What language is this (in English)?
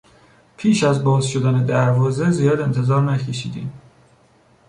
Persian